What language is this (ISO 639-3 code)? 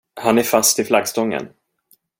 swe